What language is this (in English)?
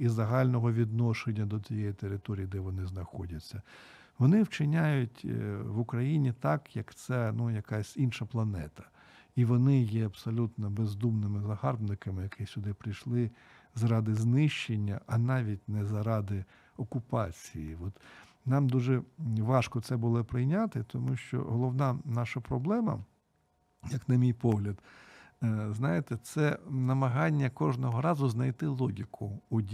Ukrainian